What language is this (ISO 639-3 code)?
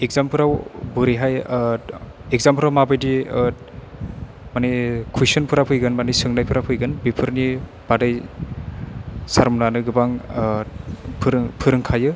brx